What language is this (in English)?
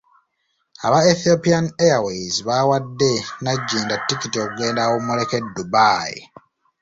Ganda